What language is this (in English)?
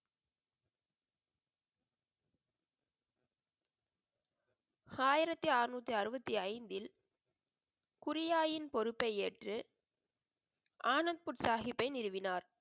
Tamil